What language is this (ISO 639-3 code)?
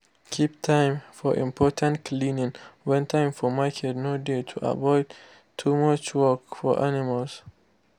pcm